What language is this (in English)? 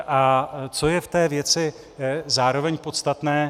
Czech